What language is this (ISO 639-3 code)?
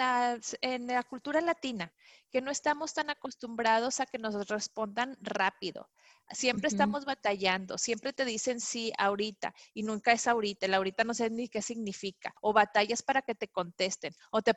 spa